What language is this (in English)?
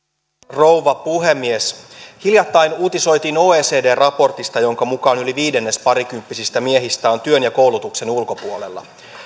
Finnish